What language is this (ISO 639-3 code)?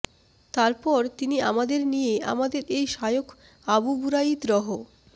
ben